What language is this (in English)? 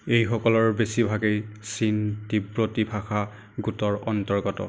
Assamese